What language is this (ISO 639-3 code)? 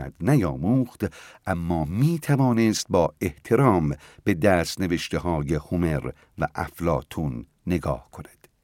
fas